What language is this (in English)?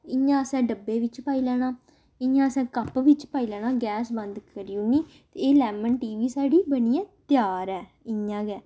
Dogri